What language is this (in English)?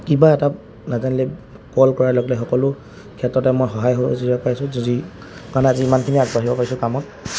Assamese